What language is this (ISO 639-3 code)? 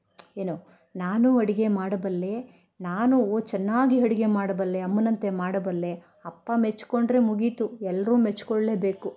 kan